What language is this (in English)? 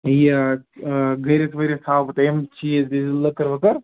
Kashmiri